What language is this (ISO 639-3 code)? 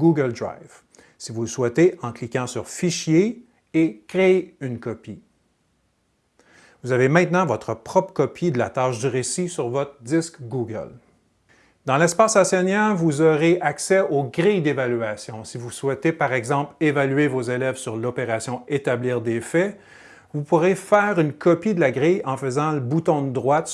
fra